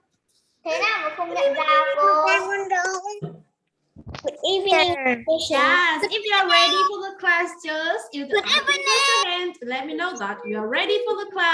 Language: Vietnamese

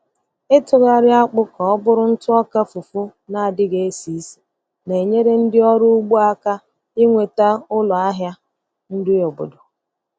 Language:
Igbo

